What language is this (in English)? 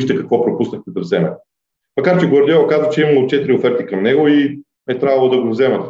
Bulgarian